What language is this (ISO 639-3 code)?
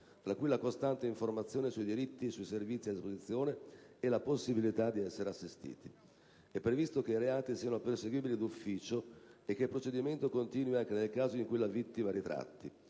ita